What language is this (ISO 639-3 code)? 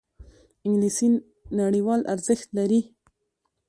pus